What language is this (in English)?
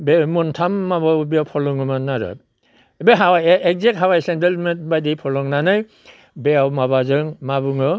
Bodo